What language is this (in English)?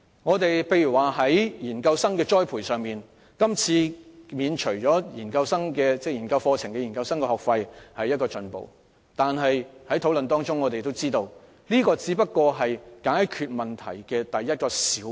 Cantonese